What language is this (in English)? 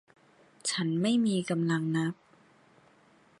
Thai